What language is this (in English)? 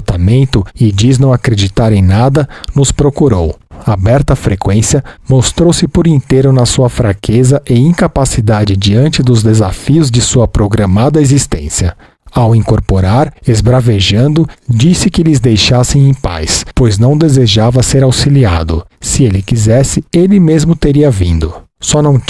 Portuguese